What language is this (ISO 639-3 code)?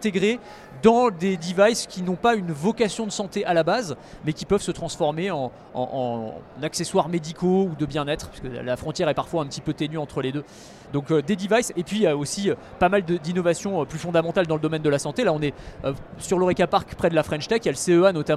fra